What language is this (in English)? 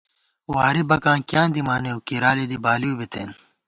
Gawar-Bati